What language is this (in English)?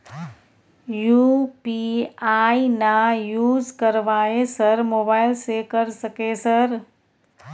Maithili